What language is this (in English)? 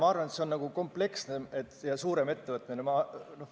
Estonian